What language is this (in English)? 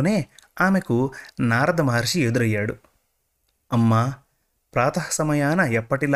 Telugu